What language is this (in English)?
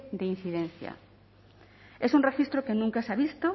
Spanish